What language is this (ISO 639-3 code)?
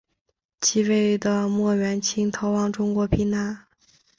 zho